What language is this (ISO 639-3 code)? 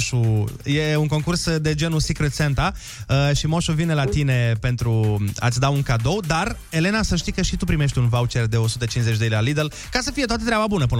ron